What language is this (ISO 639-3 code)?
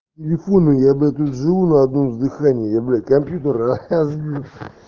rus